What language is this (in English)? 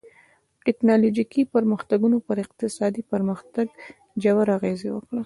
Pashto